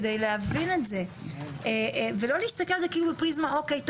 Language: Hebrew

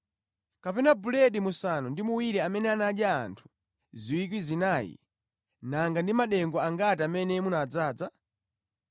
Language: Nyanja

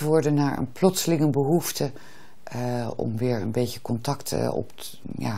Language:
Dutch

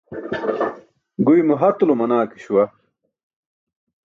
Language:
Burushaski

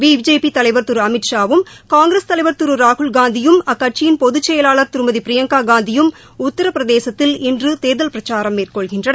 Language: Tamil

